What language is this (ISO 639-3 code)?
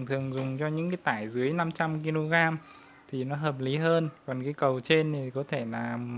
vie